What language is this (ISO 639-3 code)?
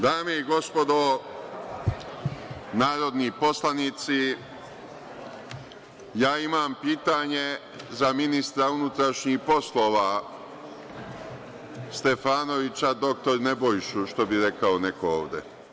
srp